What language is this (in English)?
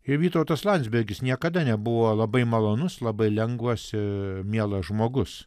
Lithuanian